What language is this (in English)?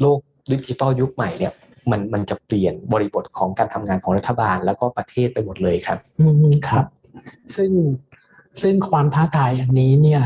Thai